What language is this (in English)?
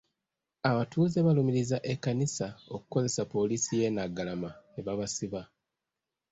Ganda